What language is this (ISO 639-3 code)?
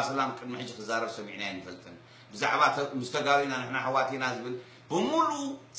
ara